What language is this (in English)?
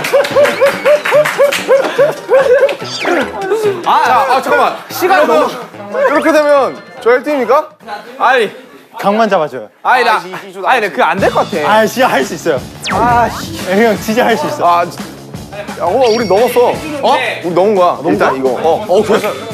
Korean